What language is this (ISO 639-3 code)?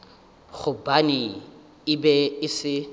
nso